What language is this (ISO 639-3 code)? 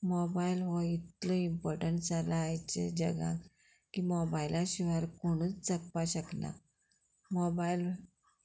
kok